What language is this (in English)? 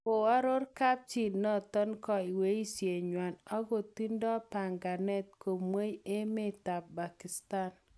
Kalenjin